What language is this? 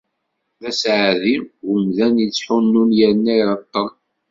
Kabyle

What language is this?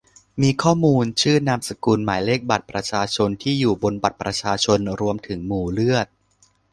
Thai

